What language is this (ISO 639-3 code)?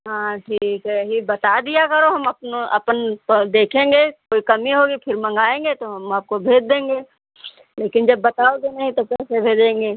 hin